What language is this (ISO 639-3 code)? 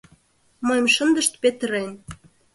chm